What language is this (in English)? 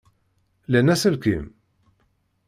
Kabyle